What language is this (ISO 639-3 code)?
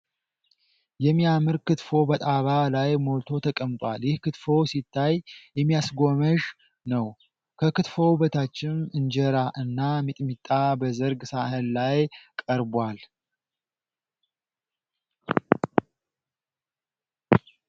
amh